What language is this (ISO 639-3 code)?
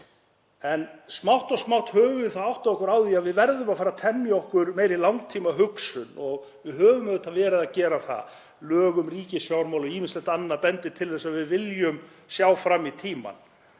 isl